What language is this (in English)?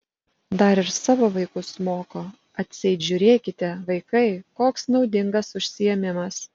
Lithuanian